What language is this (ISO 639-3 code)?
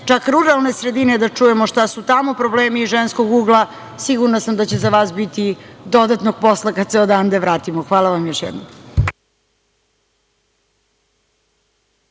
srp